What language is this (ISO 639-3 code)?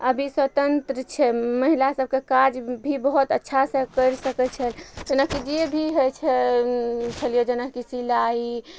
mai